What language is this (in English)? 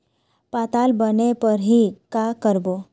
Chhattisgarhi